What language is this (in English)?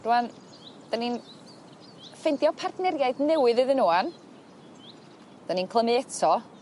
Welsh